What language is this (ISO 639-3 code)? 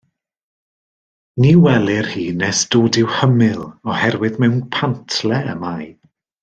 cym